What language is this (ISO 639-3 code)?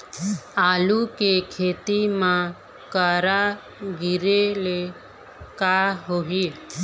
hne